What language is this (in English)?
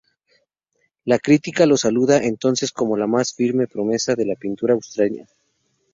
Spanish